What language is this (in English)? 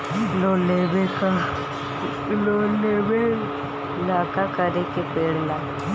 Bhojpuri